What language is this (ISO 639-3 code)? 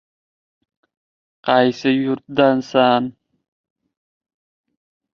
uzb